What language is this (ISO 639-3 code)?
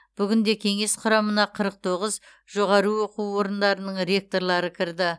kaz